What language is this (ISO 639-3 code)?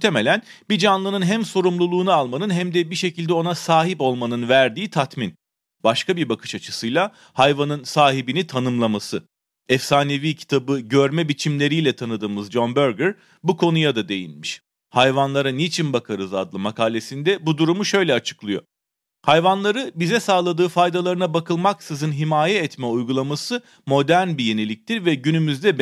tur